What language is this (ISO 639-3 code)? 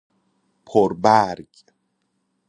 fas